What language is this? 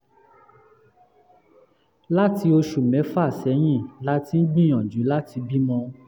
Yoruba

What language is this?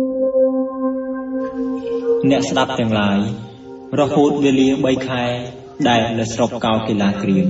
Thai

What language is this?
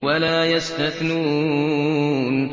Arabic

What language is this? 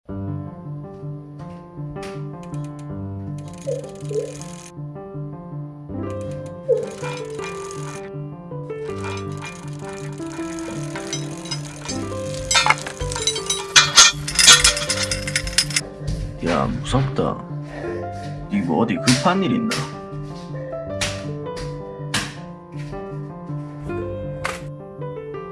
Korean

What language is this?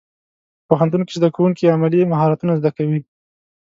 Pashto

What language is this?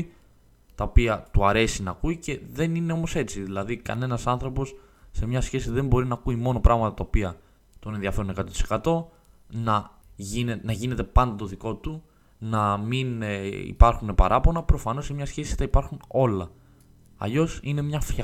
Greek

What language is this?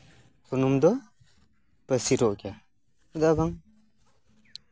Santali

